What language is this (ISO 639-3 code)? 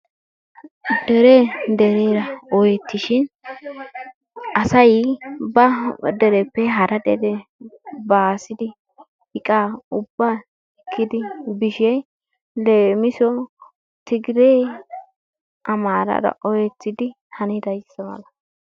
wal